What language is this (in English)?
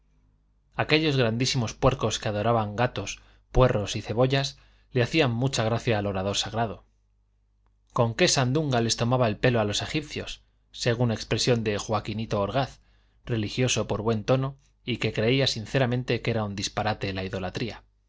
Spanish